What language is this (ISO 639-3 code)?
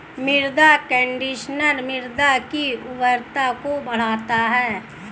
hin